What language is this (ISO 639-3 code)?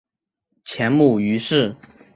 zho